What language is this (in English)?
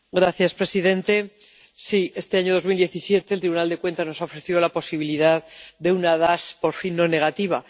Spanish